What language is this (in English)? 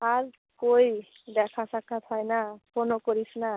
Bangla